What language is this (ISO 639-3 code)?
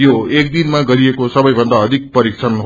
nep